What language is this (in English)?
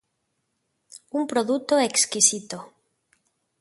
Galician